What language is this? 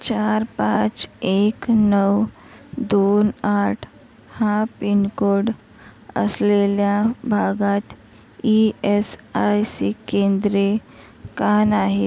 Marathi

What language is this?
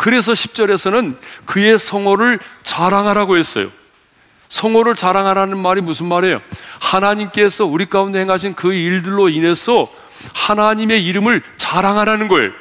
Korean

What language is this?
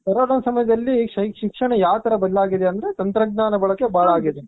Kannada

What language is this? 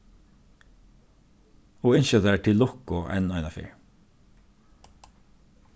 Faroese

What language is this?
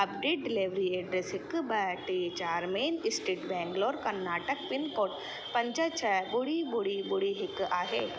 Sindhi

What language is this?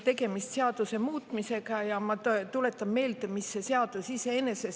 Estonian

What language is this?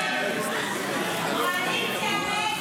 Hebrew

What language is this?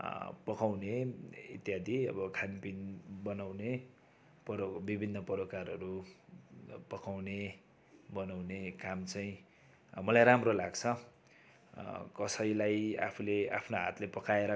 Nepali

